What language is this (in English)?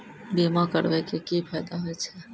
Maithili